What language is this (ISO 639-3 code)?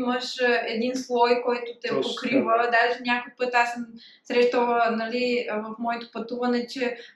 bul